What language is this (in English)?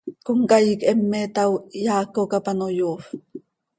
Seri